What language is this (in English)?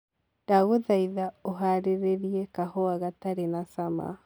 Kikuyu